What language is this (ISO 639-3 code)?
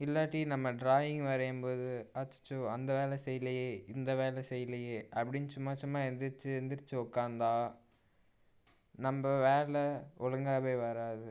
tam